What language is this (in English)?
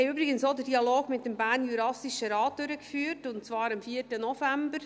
Swiss German